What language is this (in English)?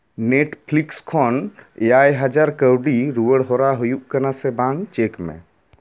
Santali